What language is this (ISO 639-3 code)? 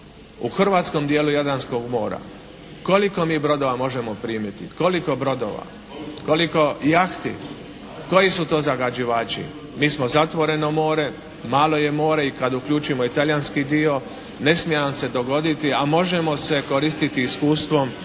hrv